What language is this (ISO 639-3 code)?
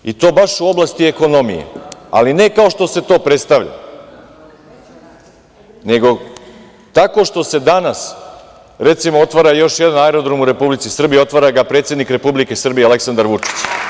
srp